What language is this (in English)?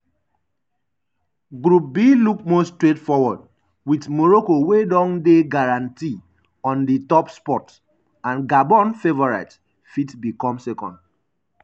Nigerian Pidgin